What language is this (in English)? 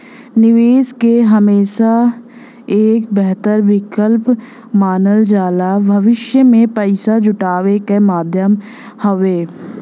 Bhojpuri